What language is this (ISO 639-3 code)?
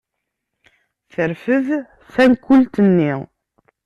kab